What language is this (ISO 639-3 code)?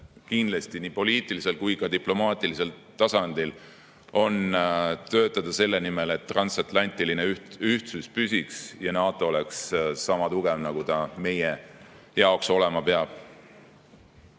est